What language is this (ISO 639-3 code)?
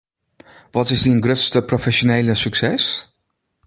fry